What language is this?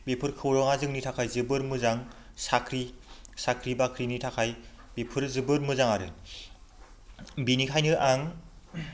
Bodo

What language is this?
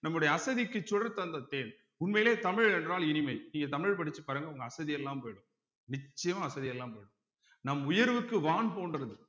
Tamil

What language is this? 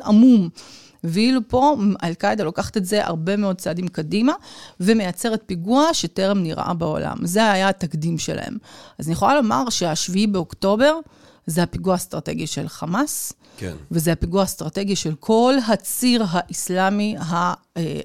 Hebrew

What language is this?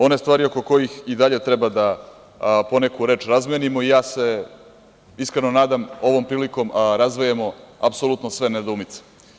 Serbian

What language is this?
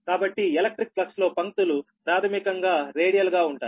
Telugu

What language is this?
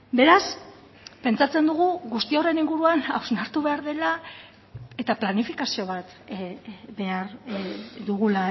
Basque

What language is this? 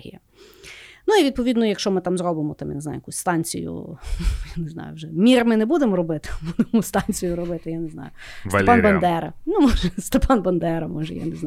Ukrainian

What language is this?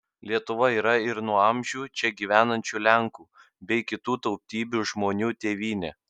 Lithuanian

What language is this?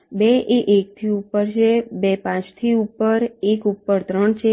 Gujarati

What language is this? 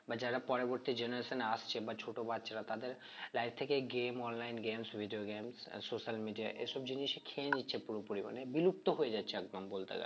Bangla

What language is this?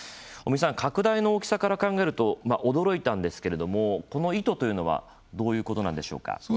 Japanese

